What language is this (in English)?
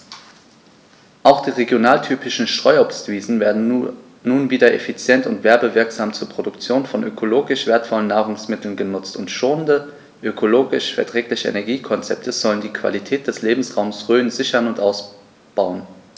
German